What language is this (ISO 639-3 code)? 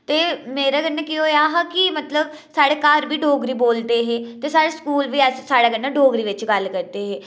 doi